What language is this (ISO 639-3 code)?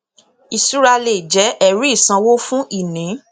yor